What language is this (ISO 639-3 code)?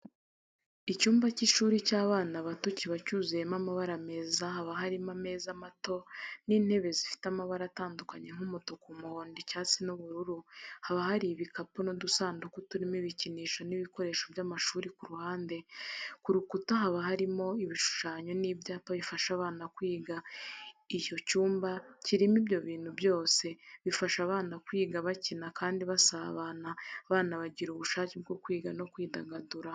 kin